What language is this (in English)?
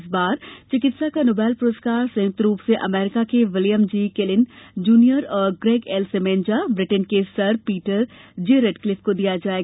Hindi